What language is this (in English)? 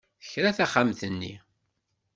Kabyle